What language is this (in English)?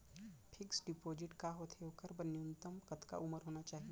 Chhattisgarhi